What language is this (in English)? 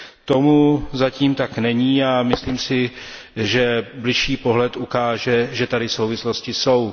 Czech